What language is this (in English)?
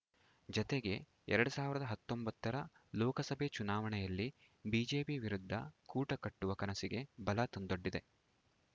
Kannada